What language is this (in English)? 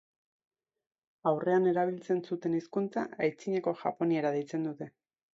Basque